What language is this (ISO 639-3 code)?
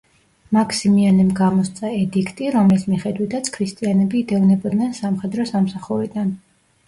kat